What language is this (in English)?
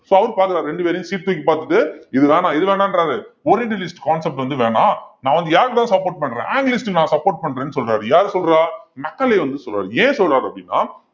Tamil